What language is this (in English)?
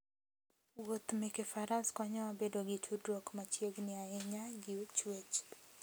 Luo (Kenya and Tanzania)